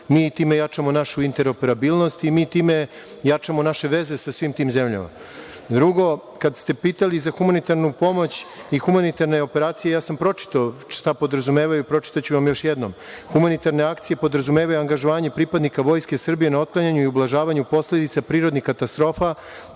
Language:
Serbian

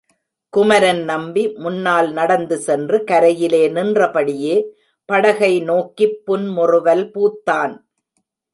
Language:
Tamil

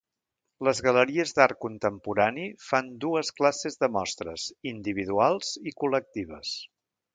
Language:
Catalan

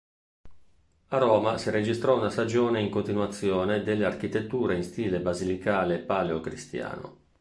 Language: Italian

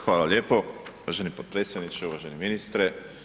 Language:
Croatian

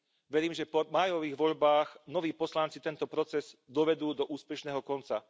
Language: Slovak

